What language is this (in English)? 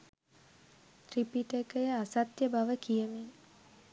Sinhala